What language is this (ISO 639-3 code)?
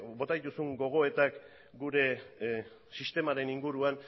eus